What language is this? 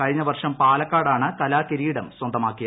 Malayalam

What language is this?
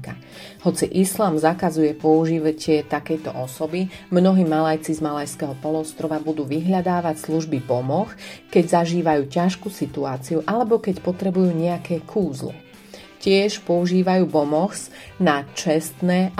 Slovak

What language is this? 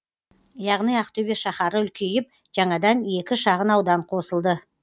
Kazakh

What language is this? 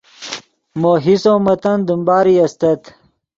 Yidgha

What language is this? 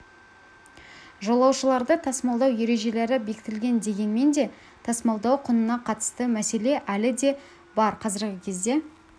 Kazakh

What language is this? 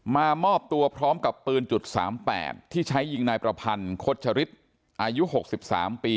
Thai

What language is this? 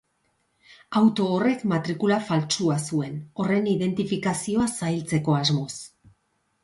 Basque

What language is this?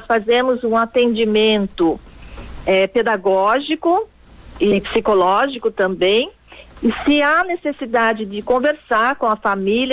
Portuguese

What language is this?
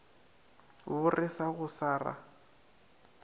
Northern Sotho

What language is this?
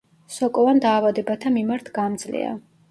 Georgian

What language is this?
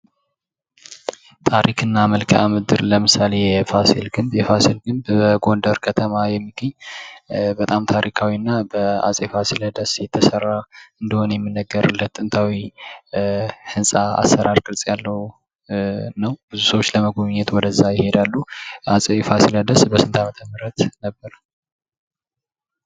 Amharic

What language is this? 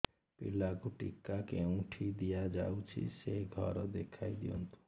Odia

